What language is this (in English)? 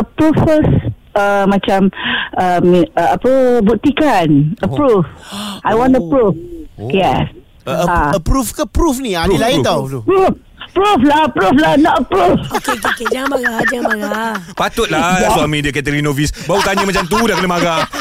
Malay